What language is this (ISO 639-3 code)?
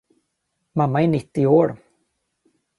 swe